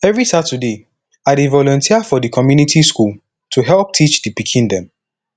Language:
Nigerian Pidgin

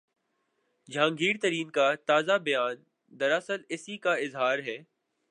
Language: Urdu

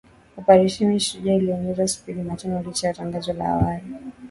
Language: Swahili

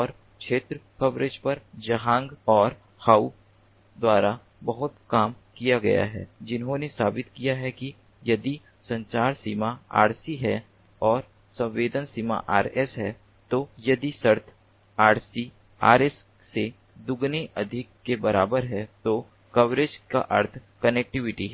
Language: Hindi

